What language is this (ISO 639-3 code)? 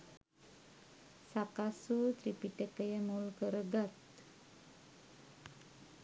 sin